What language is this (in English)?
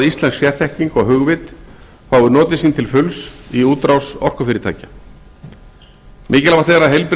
Icelandic